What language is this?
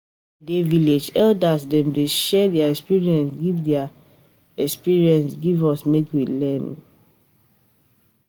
Nigerian Pidgin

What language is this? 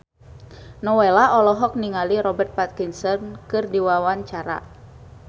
Sundanese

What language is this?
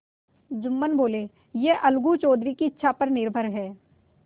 Hindi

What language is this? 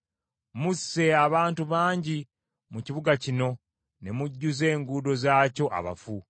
Ganda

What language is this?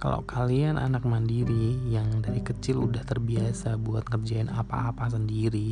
Indonesian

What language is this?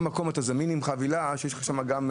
Hebrew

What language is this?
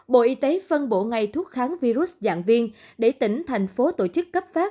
Vietnamese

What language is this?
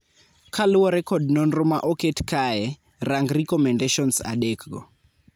Luo (Kenya and Tanzania)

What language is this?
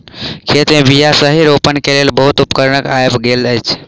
Maithili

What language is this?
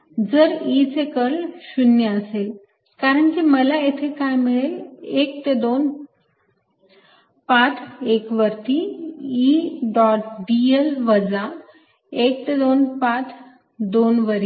Marathi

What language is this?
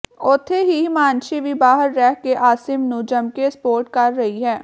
Punjabi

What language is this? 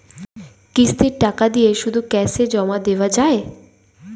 Bangla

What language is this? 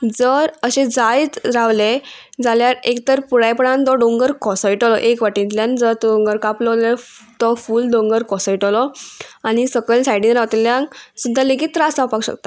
Konkani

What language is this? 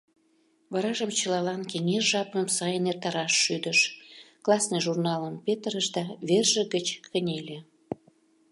Mari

